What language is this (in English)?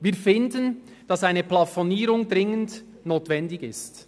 Swiss German